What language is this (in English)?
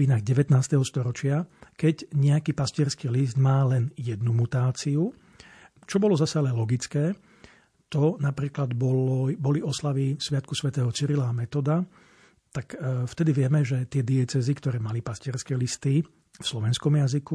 Slovak